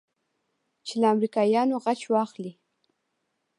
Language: Pashto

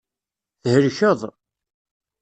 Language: Kabyle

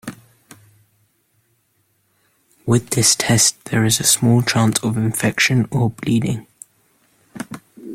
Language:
English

